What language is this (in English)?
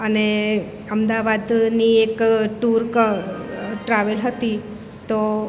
Gujarati